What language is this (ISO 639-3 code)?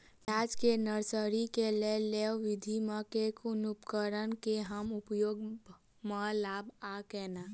mai